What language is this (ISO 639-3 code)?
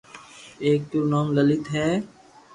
lrk